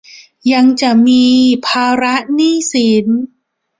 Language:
Thai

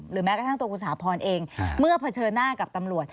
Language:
Thai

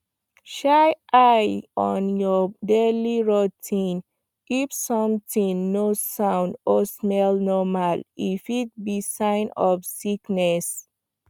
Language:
Nigerian Pidgin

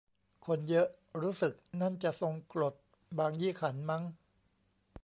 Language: Thai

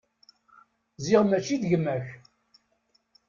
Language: Kabyle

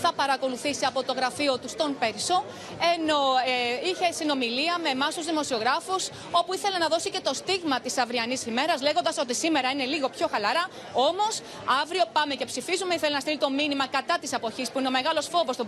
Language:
Greek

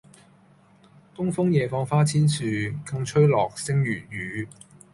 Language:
Cantonese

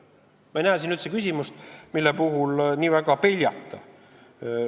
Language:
Estonian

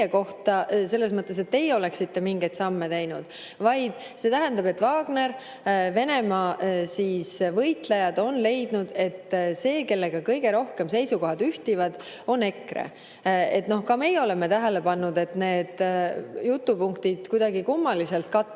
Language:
Estonian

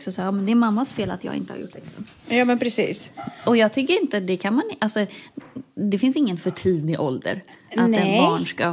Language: Swedish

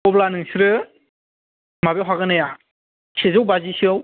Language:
Bodo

